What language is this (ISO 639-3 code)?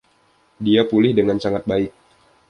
ind